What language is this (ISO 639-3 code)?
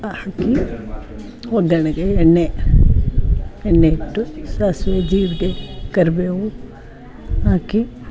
kan